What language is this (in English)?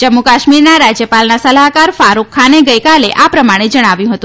Gujarati